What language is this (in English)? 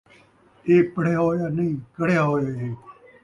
Saraiki